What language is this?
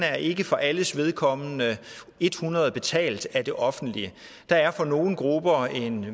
Danish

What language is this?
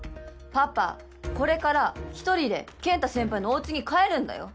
Japanese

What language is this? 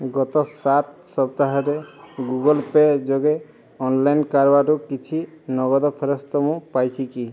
Odia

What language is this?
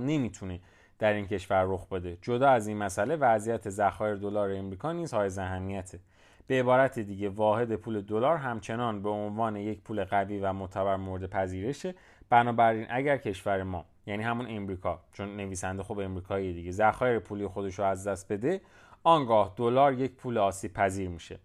Persian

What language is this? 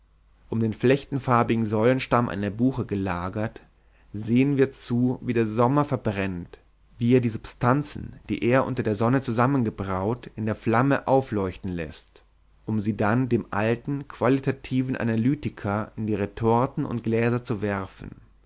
German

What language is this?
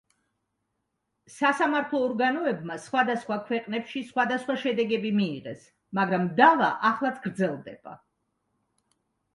Georgian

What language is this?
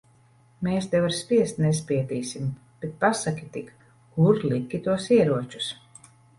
Latvian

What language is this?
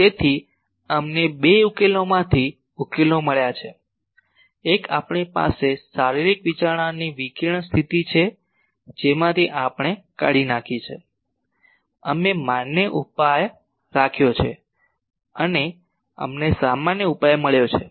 Gujarati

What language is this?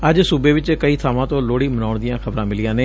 Punjabi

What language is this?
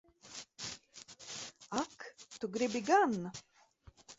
Latvian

